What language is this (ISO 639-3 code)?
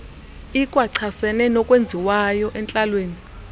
xho